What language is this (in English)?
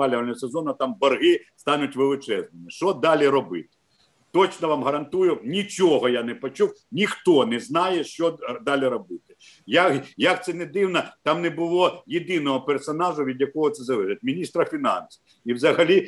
Ukrainian